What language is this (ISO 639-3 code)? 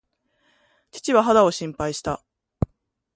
jpn